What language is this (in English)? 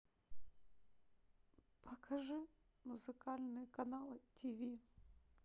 Russian